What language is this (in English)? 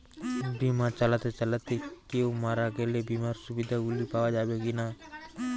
Bangla